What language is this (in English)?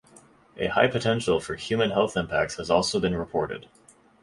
English